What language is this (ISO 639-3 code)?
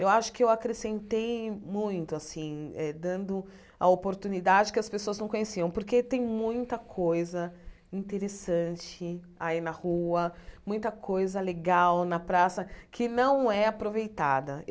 por